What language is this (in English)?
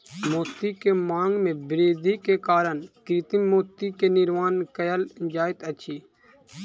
Maithili